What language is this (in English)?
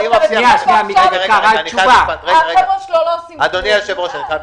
Hebrew